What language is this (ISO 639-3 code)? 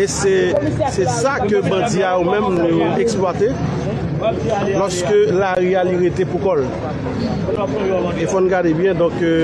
fra